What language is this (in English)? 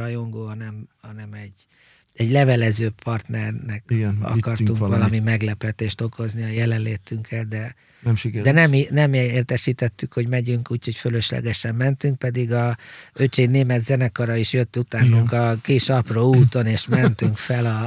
Hungarian